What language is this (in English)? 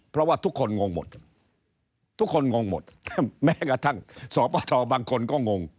Thai